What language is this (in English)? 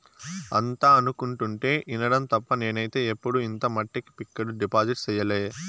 Telugu